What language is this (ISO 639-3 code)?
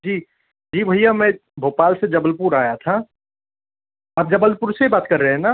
hin